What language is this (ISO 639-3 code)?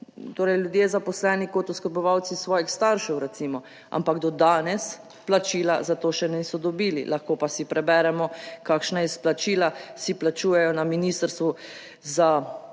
slv